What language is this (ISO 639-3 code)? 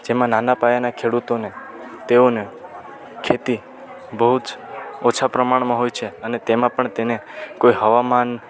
guj